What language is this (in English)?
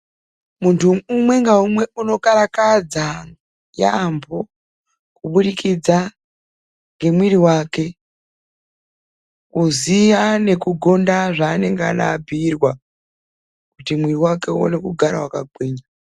Ndau